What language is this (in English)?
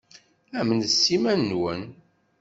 Kabyle